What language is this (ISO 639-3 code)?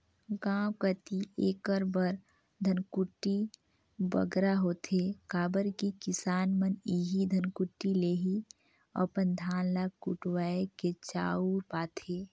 hne